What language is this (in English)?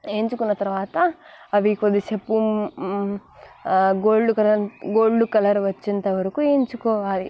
Telugu